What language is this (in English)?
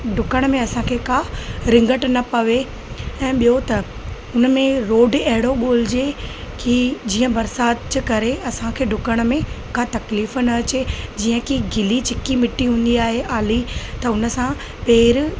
Sindhi